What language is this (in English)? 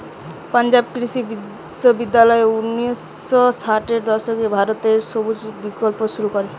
Bangla